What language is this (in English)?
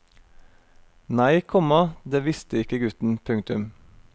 Norwegian